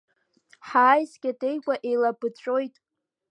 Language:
Abkhazian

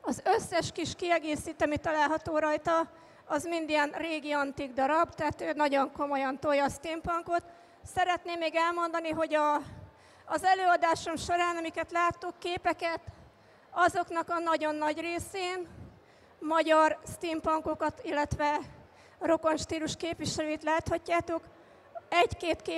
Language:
Hungarian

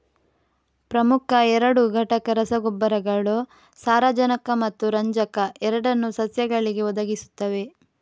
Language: Kannada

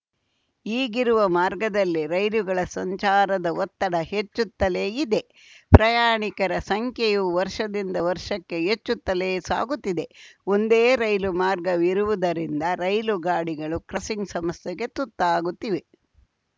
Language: Kannada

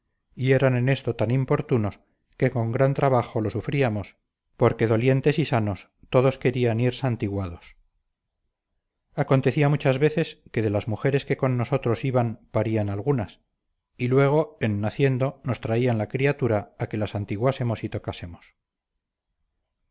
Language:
Spanish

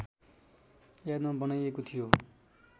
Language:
Nepali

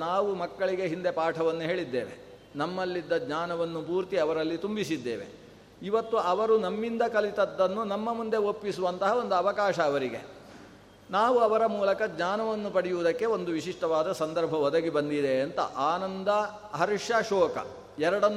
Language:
Kannada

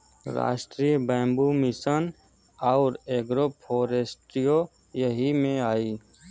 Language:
Bhojpuri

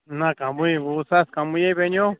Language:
Kashmiri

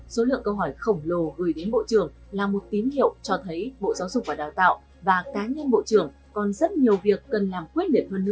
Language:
Vietnamese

